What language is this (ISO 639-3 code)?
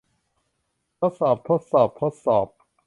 tha